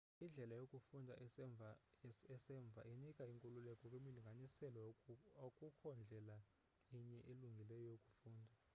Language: Xhosa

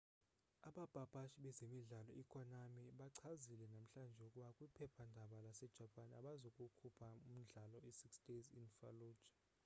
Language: Xhosa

